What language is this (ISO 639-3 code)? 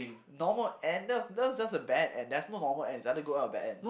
eng